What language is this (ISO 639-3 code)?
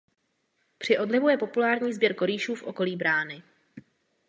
ces